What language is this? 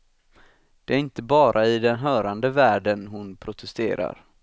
Swedish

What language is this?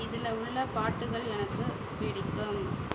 Tamil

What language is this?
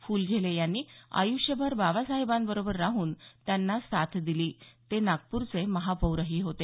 Marathi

